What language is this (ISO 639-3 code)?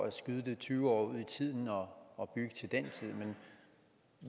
dan